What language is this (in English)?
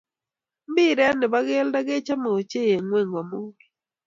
Kalenjin